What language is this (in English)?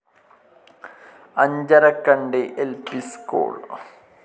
Malayalam